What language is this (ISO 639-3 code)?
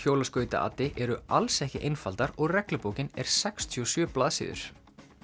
isl